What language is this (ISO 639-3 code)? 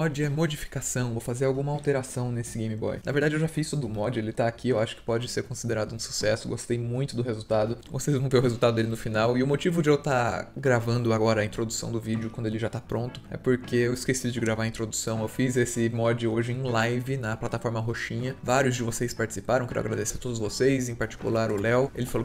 por